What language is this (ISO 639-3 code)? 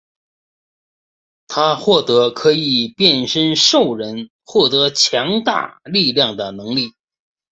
zho